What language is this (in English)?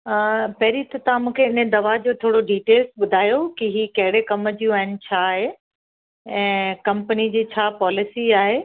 Sindhi